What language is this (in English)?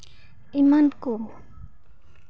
Santali